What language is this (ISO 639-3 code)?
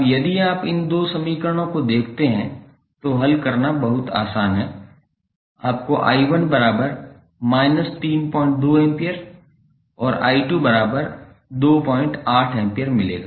hin